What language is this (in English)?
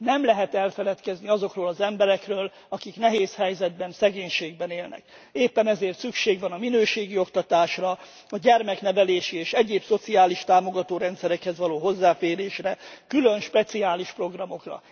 Hungarian